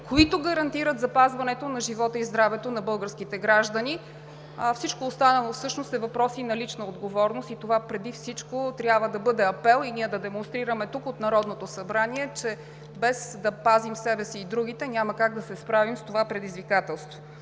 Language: Bulgarian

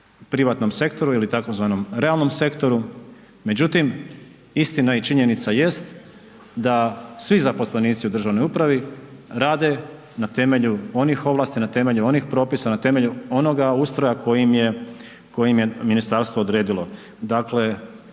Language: Croatian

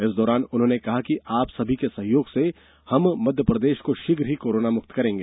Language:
Hindi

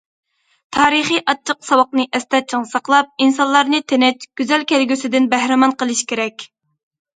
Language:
Uyghur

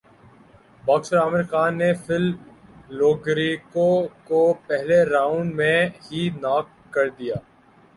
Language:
Urdu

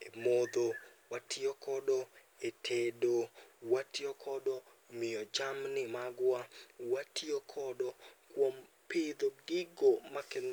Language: Luo (Kenya and Tanzania)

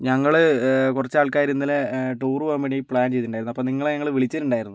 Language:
Malayalam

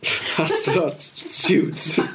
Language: Welsh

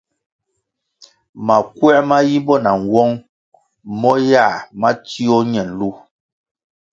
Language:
Kwasio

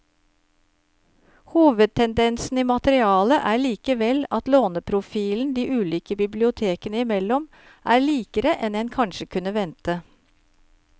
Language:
Norwegian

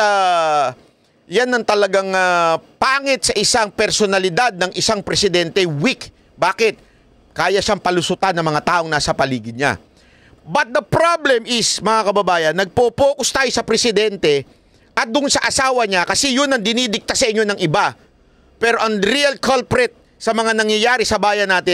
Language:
Filipino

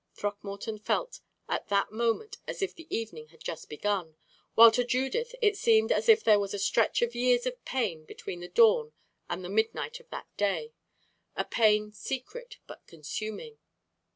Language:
English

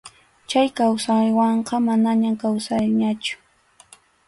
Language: Arequipa-La Unión Quechua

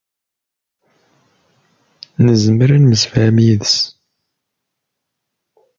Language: Kabyle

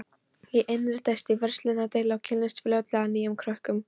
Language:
Icelandic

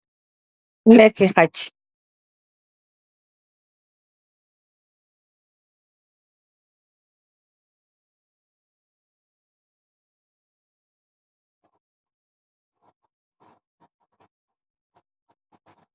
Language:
Wolof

